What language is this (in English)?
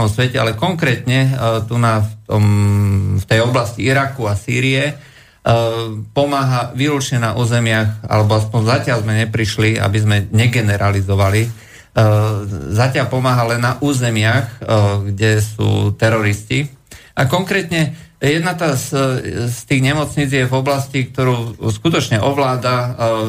Slovak